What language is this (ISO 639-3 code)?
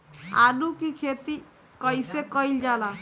bho